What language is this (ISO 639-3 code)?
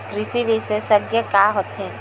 hne